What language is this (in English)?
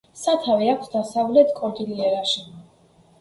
Georgian